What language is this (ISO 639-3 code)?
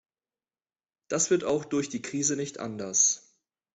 deu